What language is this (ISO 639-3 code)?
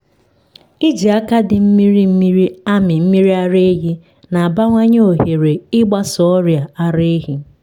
ibo